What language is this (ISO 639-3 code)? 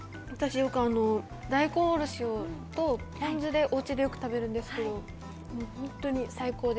jpn